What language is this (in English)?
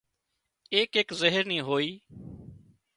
Wadiyara Koli